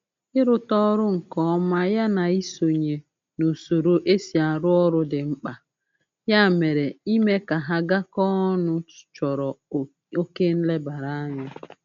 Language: Igbo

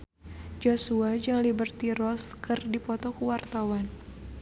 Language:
Sundanese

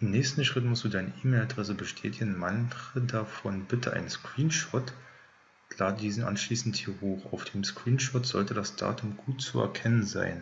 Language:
German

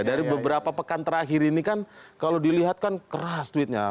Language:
Indonesian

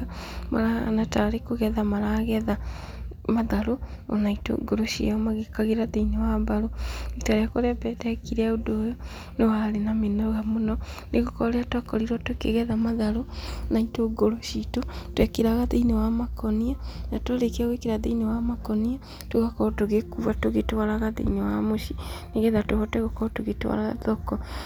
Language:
Kikuyu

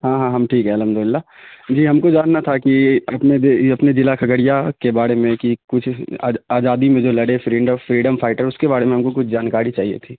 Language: Urdu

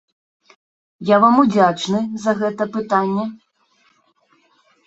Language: Belarusian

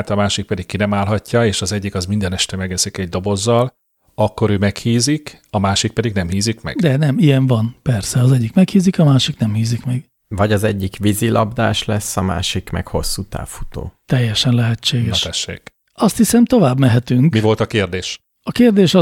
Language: Hungarian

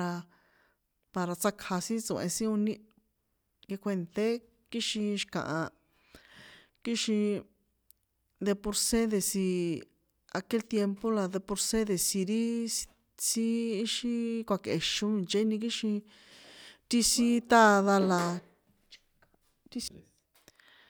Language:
San Juan Atzingo Popoloca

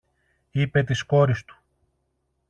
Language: Greek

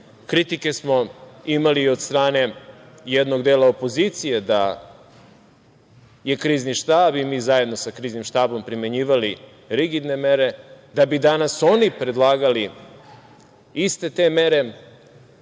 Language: Serbian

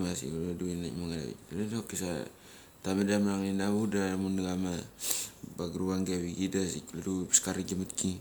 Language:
Mali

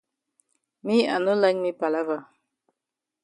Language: Cameroon Pidgin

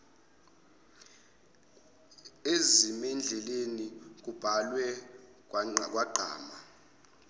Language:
Zulu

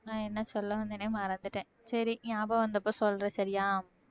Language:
Tamil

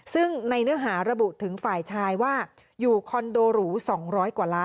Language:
Thai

